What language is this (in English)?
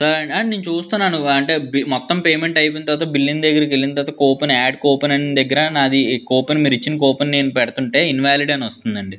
Telugu